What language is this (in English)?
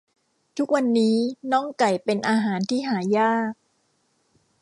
Thai